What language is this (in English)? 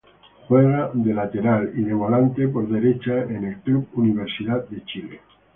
Spanish